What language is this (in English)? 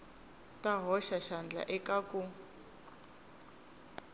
Tsonga